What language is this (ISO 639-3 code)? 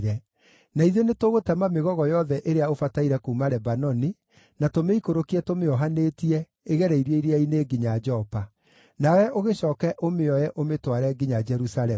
kik